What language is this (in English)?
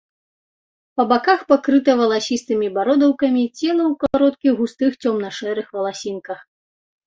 Belarusian